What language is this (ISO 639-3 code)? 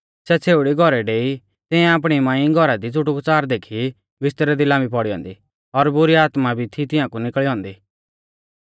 bfz